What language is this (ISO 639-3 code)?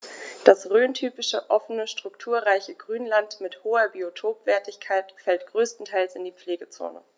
deu